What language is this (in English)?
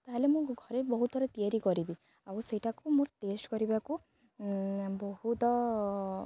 Odia